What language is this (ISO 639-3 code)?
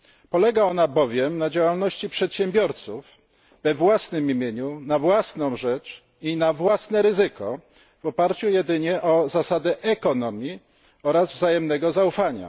pol